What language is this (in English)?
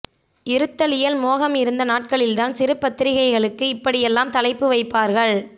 Tamil